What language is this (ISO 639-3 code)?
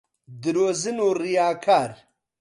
ckb